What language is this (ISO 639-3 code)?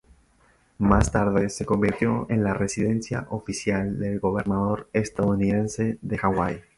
spa